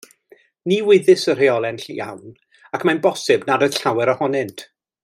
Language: Welsh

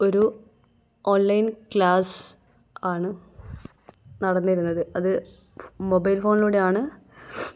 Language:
Malayalam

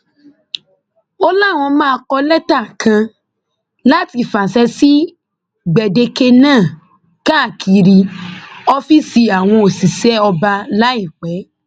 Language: Yoruba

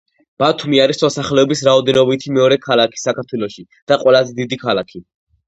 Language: Georgian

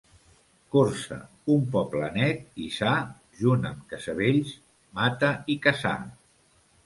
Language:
Catalan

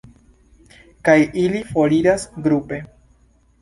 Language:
Esperanto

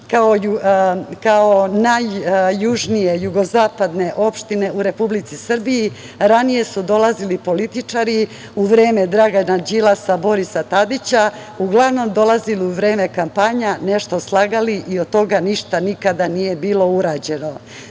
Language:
Serbian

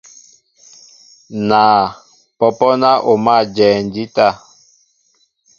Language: Mbo (Cameroon)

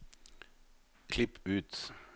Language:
Norwegian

